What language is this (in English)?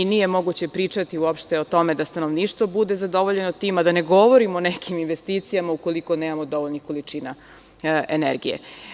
Serbian